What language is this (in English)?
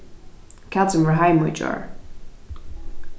Faroese